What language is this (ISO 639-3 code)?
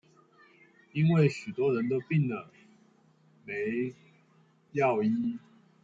zho